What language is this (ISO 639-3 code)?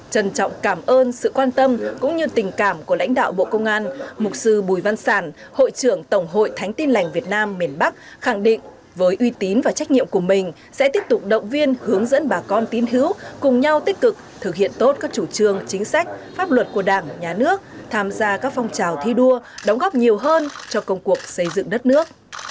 vie